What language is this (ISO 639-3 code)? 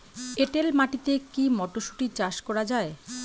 ben